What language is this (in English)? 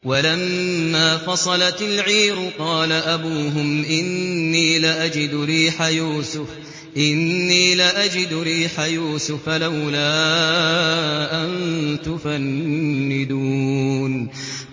Arabic